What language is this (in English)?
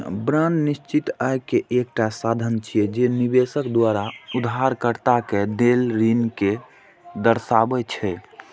Maithili